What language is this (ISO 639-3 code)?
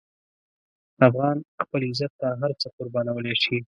pus